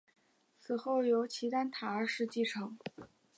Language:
Chinese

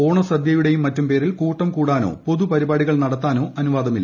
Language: Malayalam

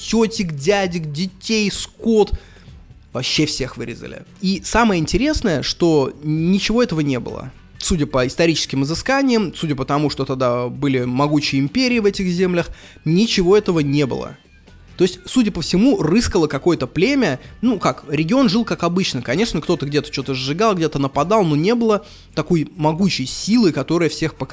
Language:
Russian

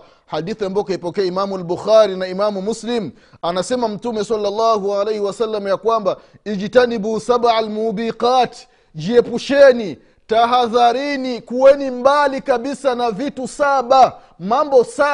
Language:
Swahili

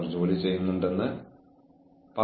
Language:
Malayalam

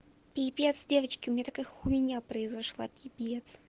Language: Russian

